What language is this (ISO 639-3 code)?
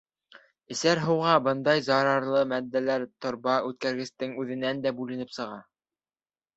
bak